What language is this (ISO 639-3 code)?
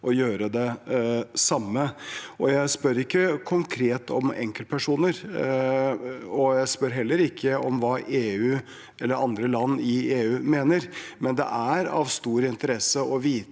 nor